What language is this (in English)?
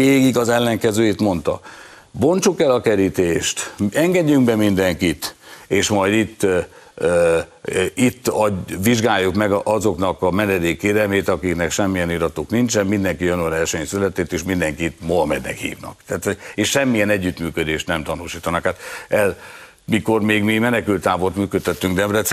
Hungarian